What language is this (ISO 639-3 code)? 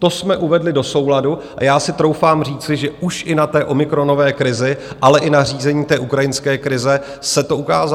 ces